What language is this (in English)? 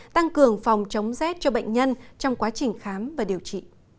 Vietnamese